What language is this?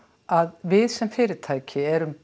Icelandic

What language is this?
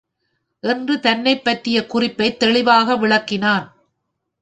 Tamil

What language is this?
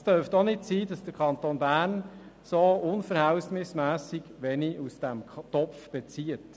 Swiss German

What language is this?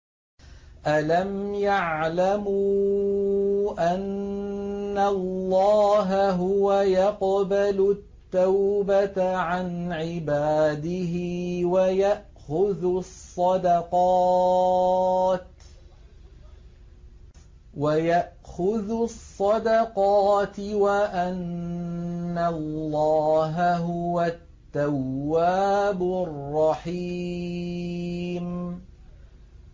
Arabic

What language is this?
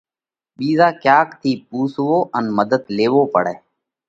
Parkari Koli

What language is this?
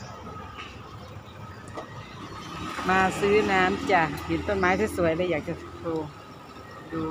Thai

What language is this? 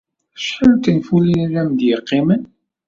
Kabyle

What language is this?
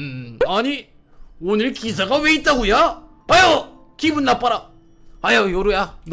Korean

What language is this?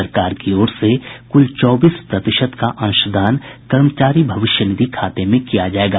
Hindi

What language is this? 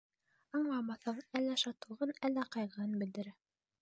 Bashkir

